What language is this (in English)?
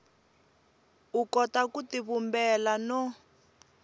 Tsonga